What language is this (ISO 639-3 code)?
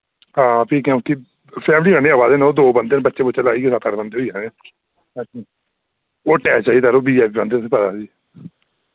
doi